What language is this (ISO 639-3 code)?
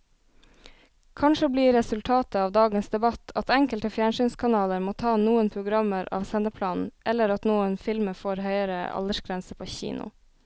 nor